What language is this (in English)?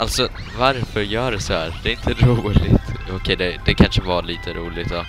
Swedish